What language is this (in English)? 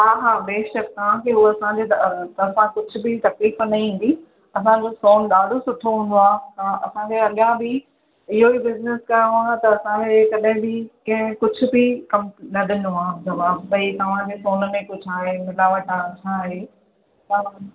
Sindhi